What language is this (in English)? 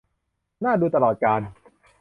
Thai